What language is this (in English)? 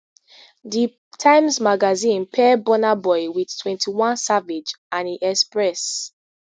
Nigerian Pidgin